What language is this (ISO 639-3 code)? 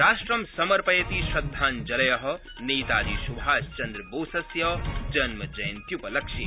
san